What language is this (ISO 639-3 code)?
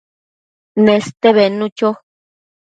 mcf